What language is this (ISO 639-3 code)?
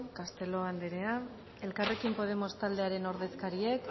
eus